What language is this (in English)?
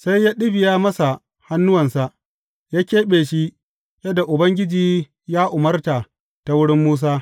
Hausa